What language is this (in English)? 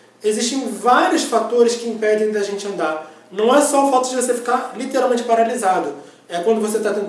Portuguese